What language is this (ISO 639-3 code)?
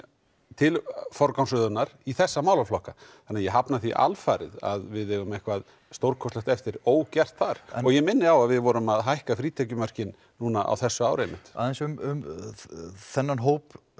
isl